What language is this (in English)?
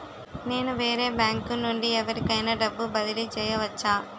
Telugu